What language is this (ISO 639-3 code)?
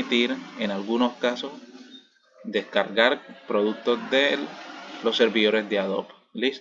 spa